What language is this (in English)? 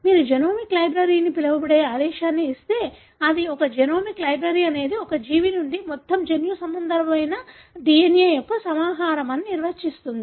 Telugu